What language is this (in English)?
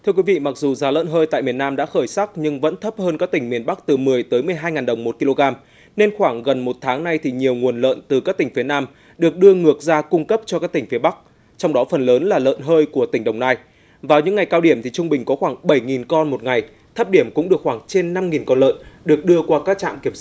Vietnamese